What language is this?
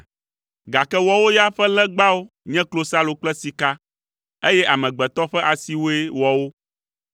Ewe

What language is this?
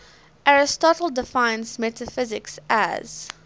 English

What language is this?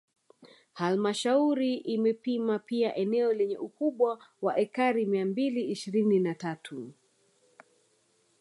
Swahili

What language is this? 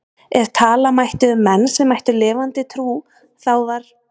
Icelandic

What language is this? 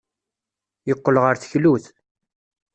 Kabyle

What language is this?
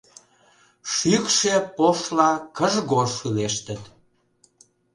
Mari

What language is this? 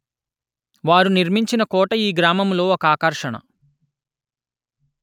Telugu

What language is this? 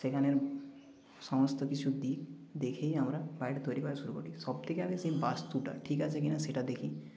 Bangla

